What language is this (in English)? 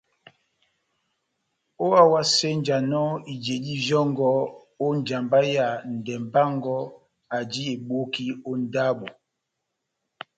Batanga